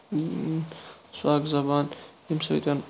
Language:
Kashmiri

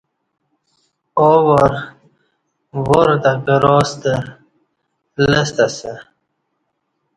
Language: Kati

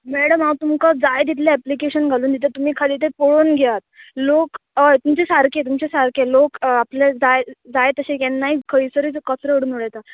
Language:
Konkani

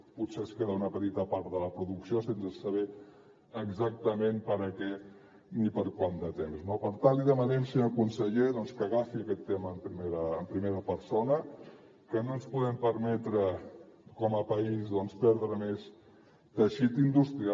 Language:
Catalan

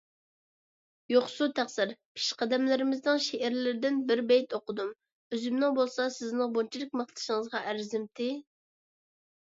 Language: Uyghur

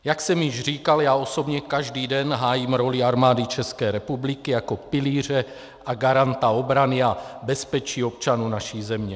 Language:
Czech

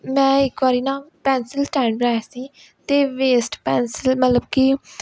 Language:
Punjabi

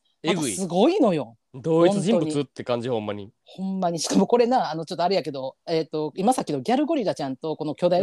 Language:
Japanese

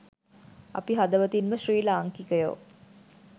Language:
Sinhala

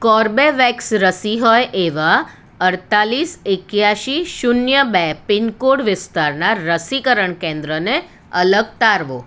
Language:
Gujarati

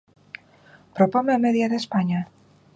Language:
Galician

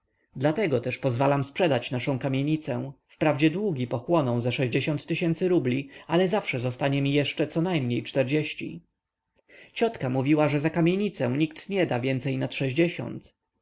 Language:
Polish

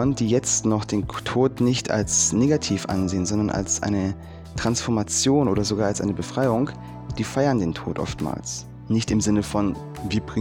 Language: German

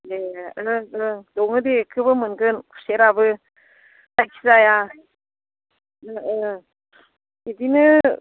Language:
Bodo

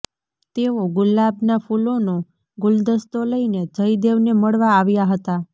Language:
Gujarati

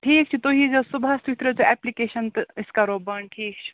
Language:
Kashmiri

